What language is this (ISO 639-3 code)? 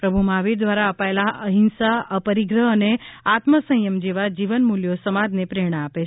guj